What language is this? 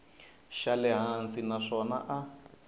Tsonga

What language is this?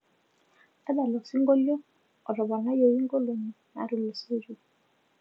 Masai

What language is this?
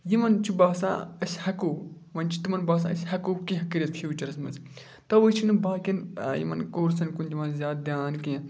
Kashmiri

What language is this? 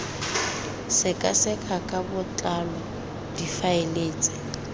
Tswana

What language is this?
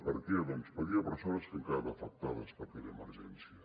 Catalan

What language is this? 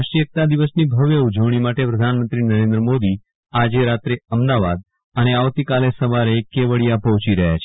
Gujarati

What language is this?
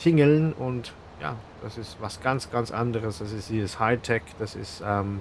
German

